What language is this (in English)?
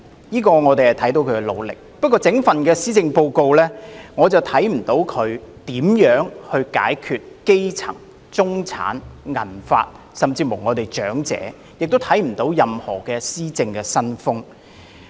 Cantonese